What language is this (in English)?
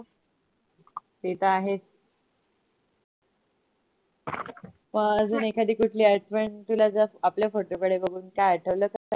Marathi